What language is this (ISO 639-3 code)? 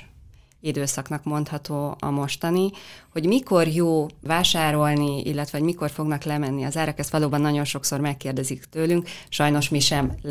hun